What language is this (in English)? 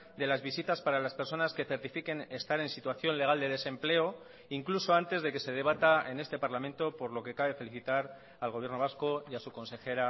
Spanish